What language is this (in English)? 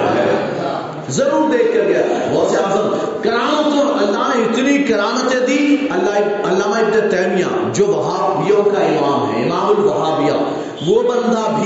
Urdu